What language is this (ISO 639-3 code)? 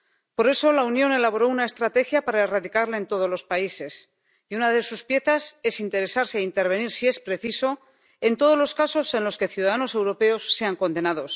spa